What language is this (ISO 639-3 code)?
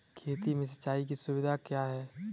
hin